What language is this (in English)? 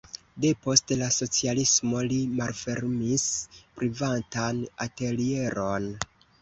Esperanto